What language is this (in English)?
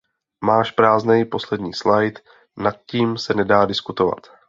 Czech